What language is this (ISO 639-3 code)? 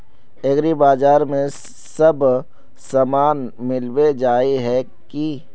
mag